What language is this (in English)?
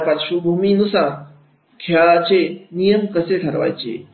Marathi